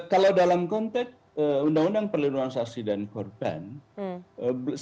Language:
Indonesian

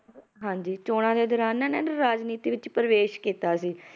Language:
Punjabi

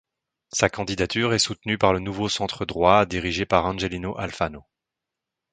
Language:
French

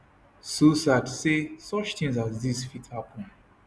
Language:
Nigerian Pidgin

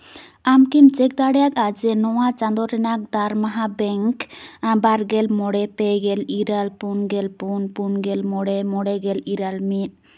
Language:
Santali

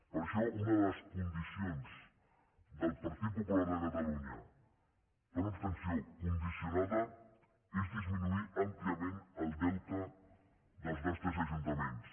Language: Catalan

